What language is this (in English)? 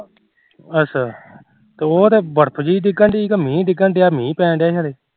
Punjabi